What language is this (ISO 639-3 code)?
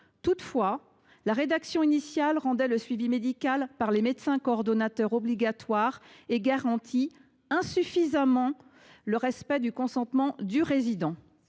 fra